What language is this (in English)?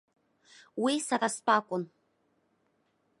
Abkhazian